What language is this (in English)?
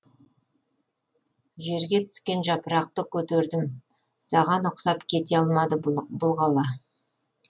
Kazakh